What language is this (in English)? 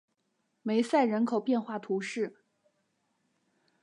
Chinese